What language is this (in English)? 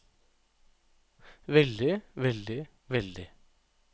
Norwegian